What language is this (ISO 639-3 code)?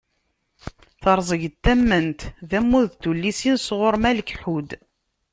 kab